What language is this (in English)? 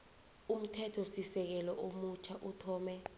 South Ndebele